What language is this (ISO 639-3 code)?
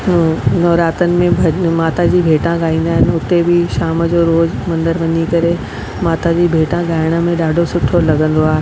snd